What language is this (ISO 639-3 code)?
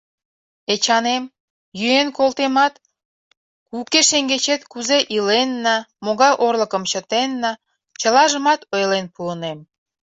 chm